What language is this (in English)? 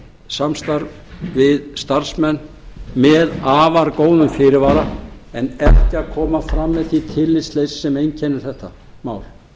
Icelandic